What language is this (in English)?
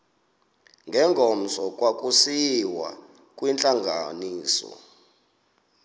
Xhosa